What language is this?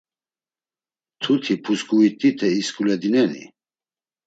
Laz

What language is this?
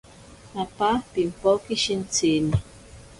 Ashéninka Perené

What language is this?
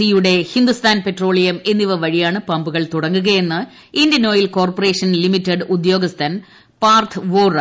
Malayalam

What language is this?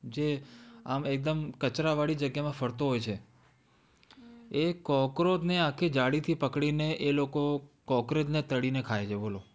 Gujarati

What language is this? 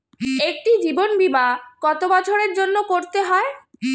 Bangla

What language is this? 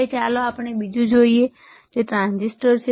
Gujarati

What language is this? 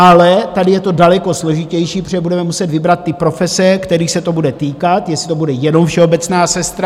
Czech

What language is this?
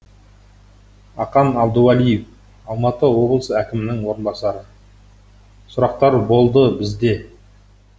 Kazakh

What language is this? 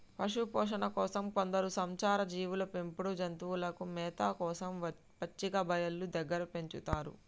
Telugu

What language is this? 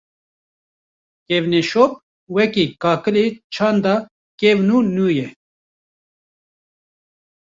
Kurdish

